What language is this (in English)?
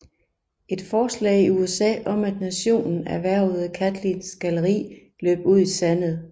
Danish